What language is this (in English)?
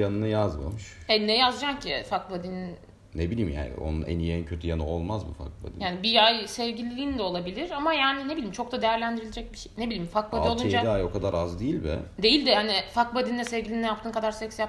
Turkish